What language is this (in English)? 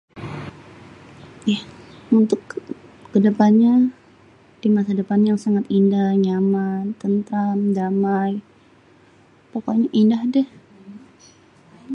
Betawi